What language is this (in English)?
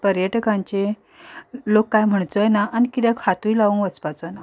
Konkani